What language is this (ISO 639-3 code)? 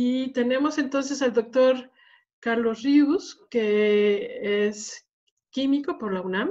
spa